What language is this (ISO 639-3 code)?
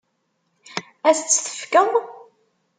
kab